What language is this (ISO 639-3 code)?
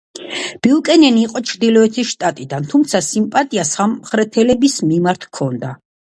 kat